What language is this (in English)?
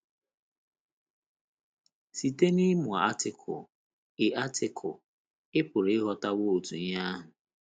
Igbo